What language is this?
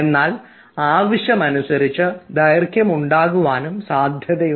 Malayalam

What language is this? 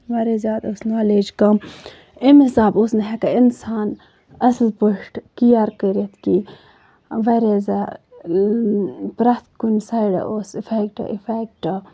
Kashmiri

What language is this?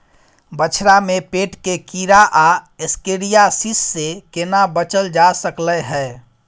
Maithili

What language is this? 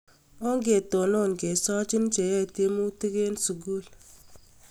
Kalenjin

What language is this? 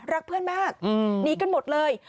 Thai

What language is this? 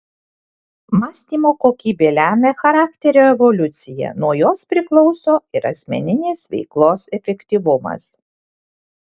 Lithuanian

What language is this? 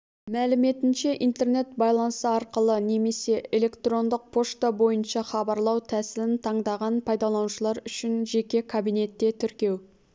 Kazakh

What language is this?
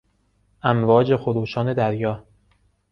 Persian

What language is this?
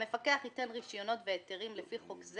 Hebrew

